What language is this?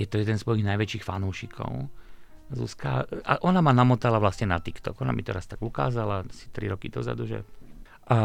Slovak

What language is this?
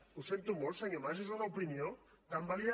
Catalan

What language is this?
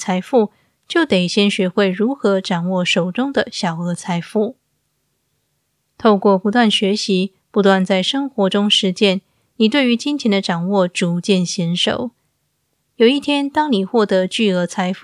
Chinese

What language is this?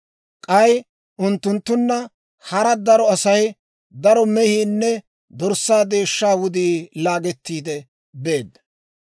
Dawro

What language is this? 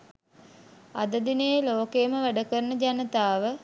Sinhala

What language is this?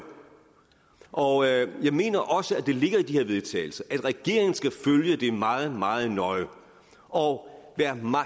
Danish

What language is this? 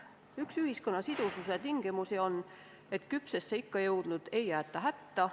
Estonian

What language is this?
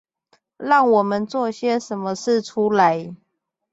Chinese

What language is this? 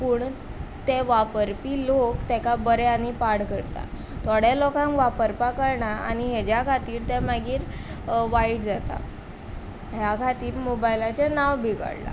Konkani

